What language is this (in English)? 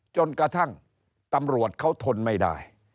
Thai